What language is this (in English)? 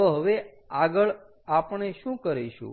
Gujarati